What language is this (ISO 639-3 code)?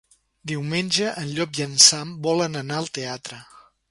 cat